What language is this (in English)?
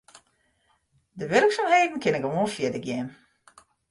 Western Frisian